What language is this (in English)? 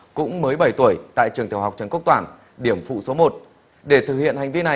Vietnamese